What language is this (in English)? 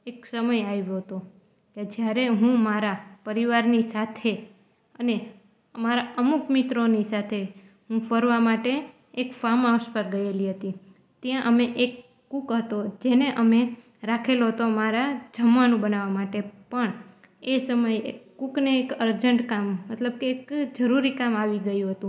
Gujarati